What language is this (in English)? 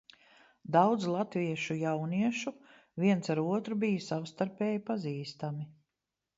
Latvian